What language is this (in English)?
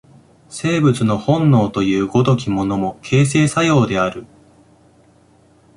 Japanese